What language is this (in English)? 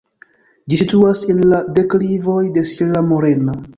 Esperanto